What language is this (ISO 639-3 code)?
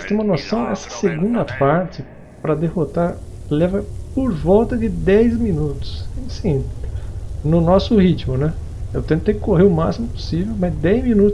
por